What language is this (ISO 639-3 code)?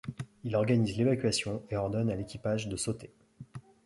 fra